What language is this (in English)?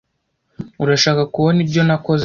Kinyarwanda